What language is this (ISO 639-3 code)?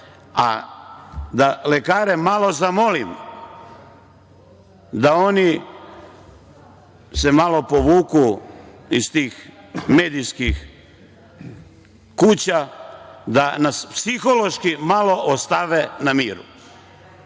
srp